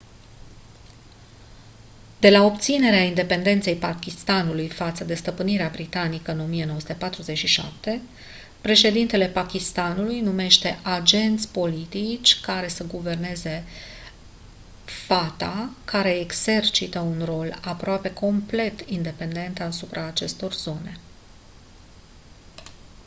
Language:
Romanian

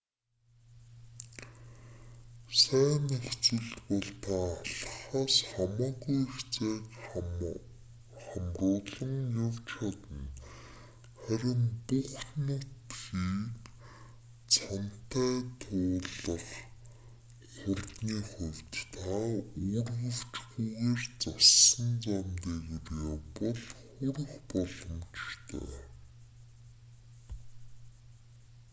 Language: Mongolian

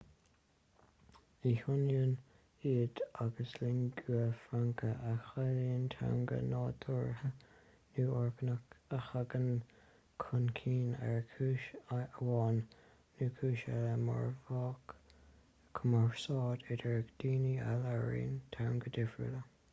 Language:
Irish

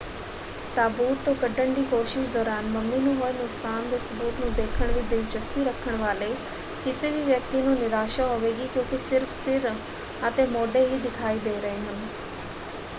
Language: Punjabi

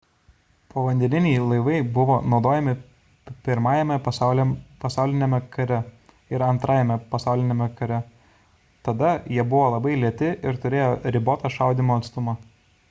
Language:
Lithuanian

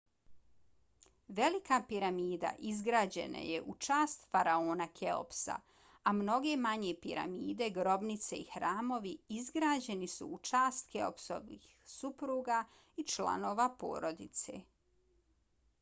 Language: Bosnian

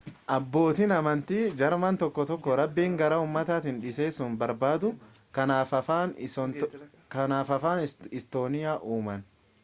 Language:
Oromo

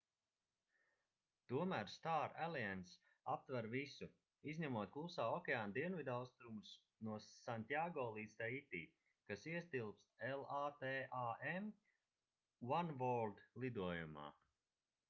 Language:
Latvian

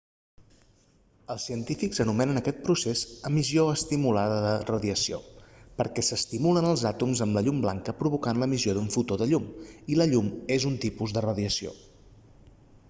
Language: Catalan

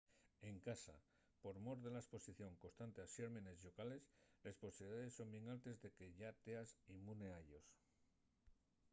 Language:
Asturian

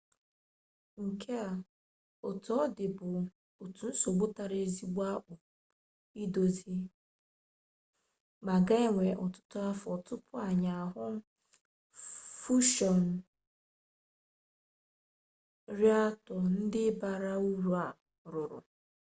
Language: Igbo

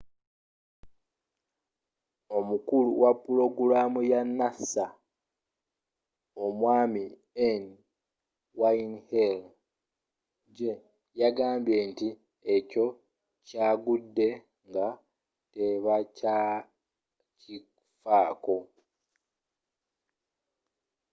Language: Ganda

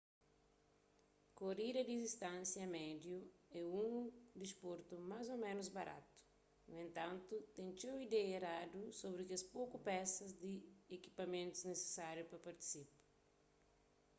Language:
Kabuverdianu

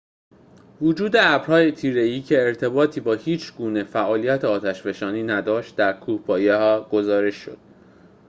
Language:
Persian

